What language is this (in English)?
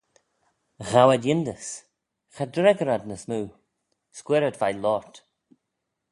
Manx